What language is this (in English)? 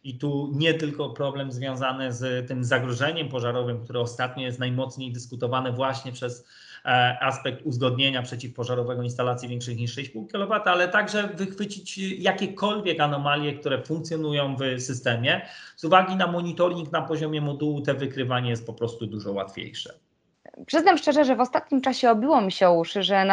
Polish